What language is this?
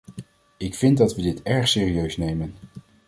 Dutch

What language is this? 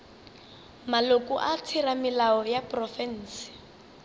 Northern Sotho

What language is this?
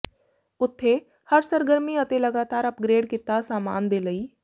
Punjabi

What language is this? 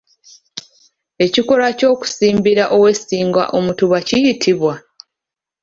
Ganda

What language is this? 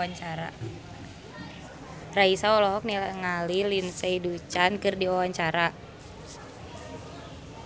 Sundanese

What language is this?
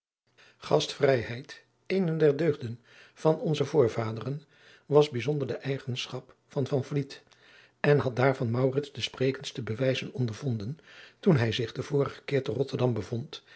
Dutch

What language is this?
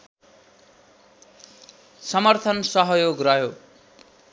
Nepali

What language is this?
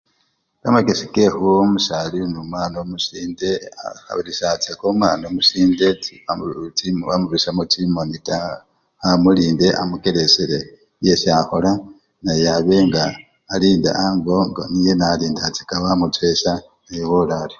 Luyia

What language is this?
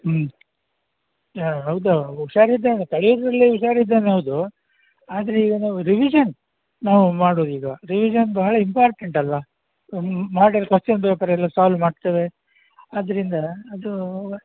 Kannada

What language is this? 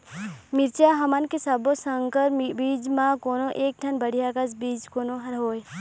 Chhattisgarhi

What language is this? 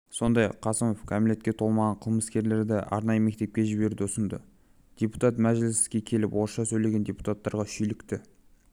Kazakh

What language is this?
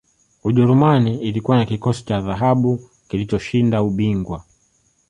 Swahili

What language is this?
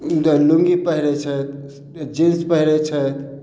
Maithili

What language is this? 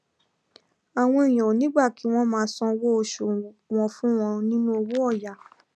Yoruba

